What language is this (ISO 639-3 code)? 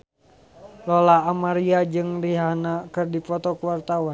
sun